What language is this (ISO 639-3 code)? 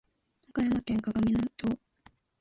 jpn